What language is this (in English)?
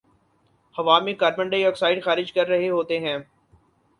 Urdu